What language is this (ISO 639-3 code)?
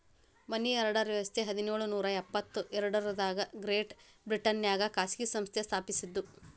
kan